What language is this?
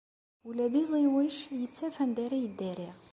Kabyle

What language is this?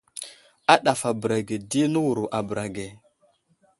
Wuzlam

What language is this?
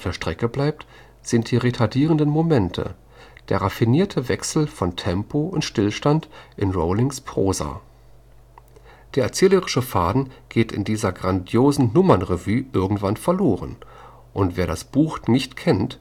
German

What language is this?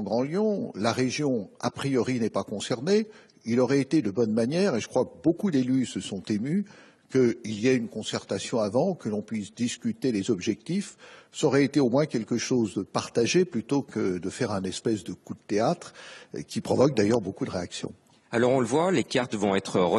French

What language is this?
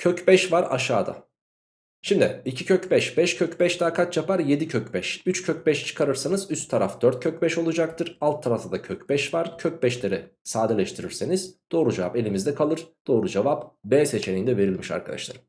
Turkish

